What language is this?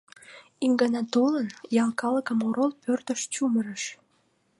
Mari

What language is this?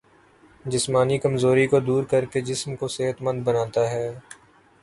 Urdu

